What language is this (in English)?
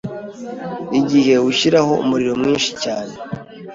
Kinyarwanda